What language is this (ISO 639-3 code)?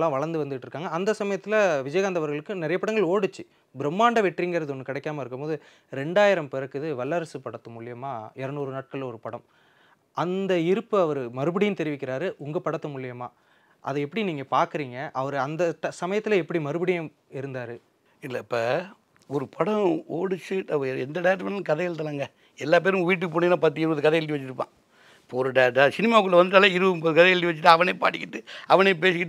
tam